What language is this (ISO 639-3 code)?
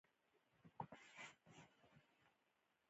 pus